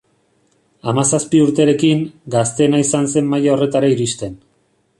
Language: Basque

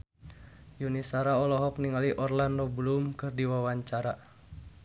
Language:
Sundanese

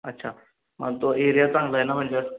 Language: Marathi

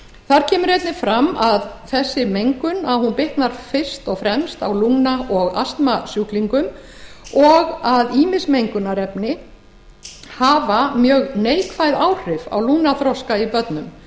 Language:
Icelandic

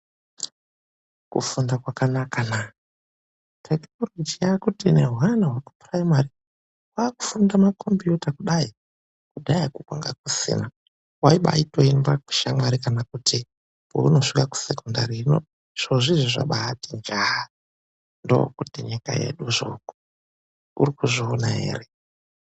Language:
Ndau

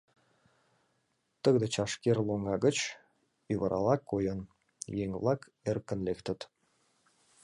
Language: Mari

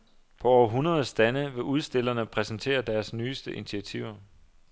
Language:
Danish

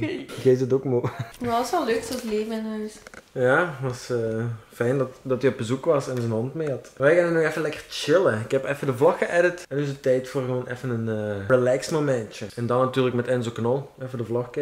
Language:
Dutch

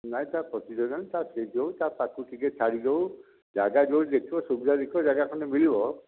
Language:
Odia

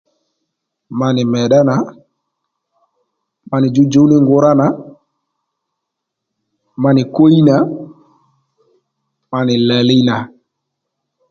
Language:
Lendu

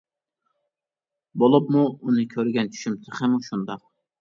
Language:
Uyghur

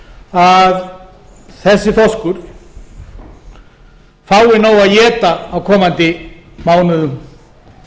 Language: Icelandic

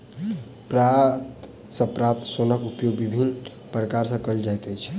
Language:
Maithili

